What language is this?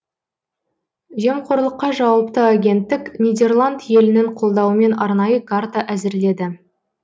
Kazakh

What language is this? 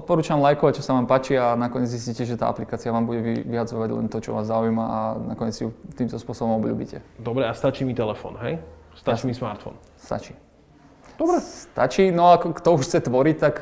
Slovak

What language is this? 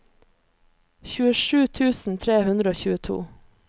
Norwegian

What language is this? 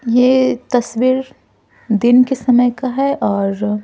Hindi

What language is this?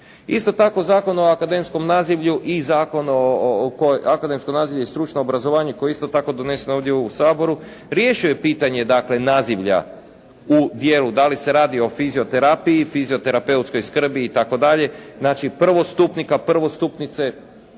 Croatian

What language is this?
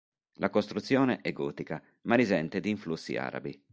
Italian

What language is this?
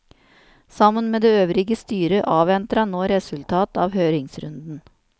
Norwegian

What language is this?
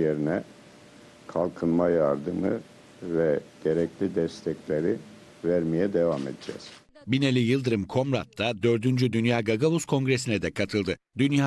Turkish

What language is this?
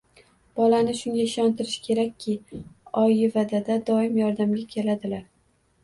Uzbek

